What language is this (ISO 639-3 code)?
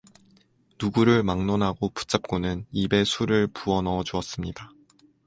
kor